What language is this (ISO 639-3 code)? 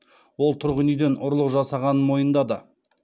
kaz